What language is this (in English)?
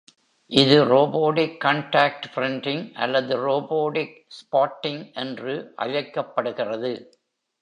Tamil